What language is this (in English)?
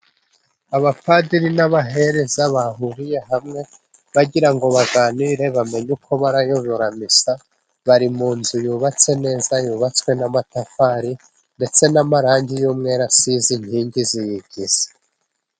Kinyarwanda